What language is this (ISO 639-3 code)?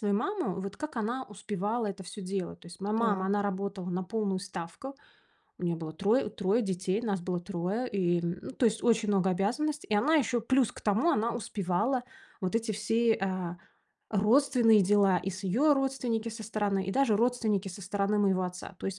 rus